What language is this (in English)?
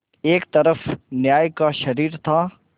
Hindi